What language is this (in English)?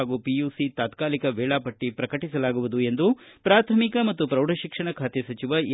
Kannada